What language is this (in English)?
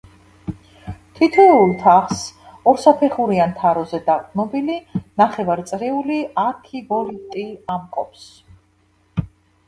Georgian